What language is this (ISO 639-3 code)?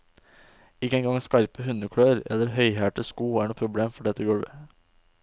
nor